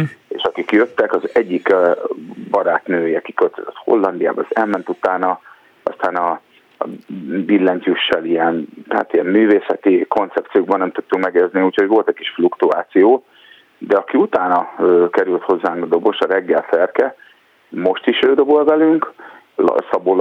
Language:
Hungarian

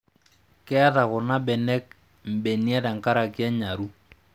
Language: Masai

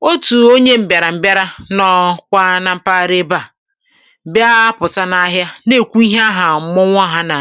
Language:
Igbo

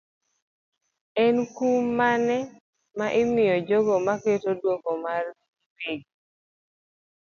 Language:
Luo (Kenya and Tanzania)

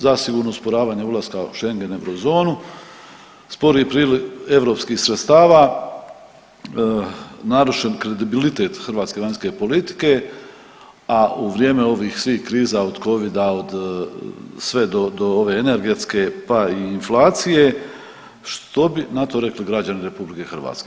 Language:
Croatian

